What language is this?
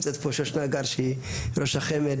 Hebrew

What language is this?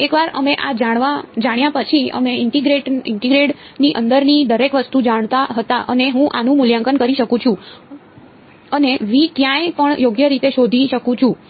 Gujarati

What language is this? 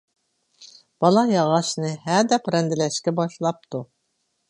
Uyghur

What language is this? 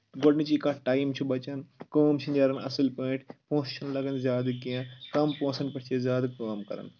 Kashmiri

